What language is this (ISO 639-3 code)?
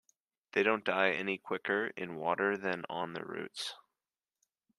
eng